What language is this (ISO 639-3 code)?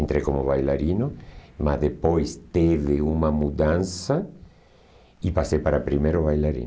por